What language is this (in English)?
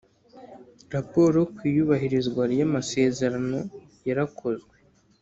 Kinyarwanda